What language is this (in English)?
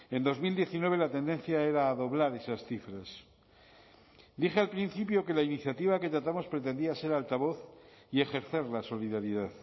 Spanish